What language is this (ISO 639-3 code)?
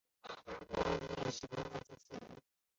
zho